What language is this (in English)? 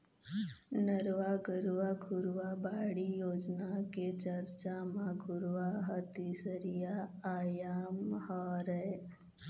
Chhattisgarhi